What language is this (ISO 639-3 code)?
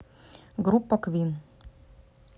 rus